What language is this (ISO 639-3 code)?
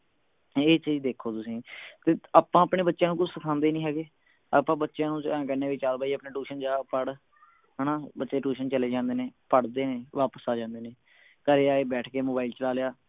pan